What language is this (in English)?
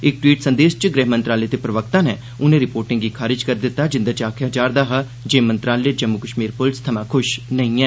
Dogri